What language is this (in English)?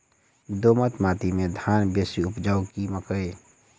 Maithili